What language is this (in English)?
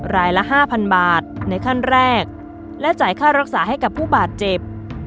Thai